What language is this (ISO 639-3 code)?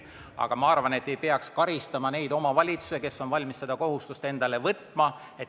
est